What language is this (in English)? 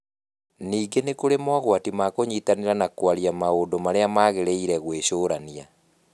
Kikuyu